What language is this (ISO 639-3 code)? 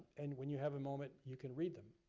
eng